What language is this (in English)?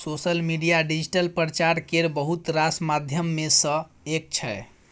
Maithili